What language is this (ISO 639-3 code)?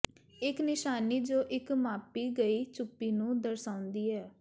pan